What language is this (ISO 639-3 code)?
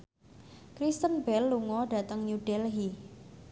jav